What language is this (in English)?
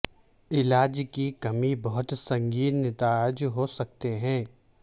Urdu